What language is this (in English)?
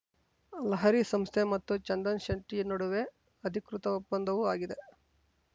Kannada